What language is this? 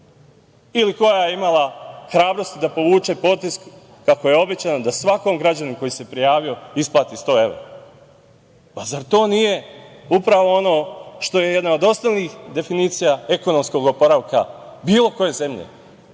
Serbian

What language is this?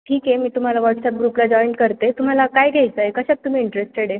Marathi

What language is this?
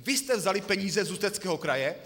Czech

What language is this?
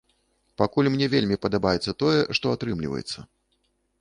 Belarusian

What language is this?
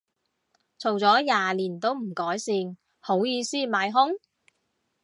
Cantonese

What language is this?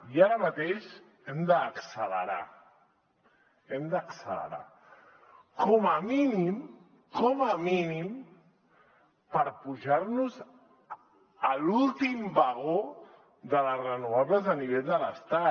Catalan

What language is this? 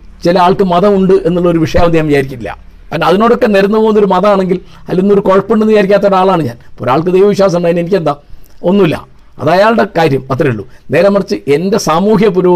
Malayalam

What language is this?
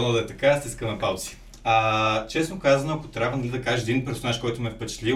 Bulgarian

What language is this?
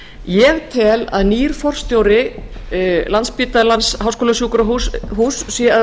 Icelandic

